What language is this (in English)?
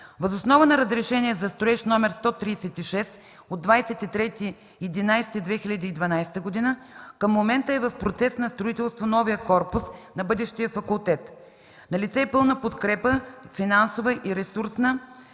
Bulgarian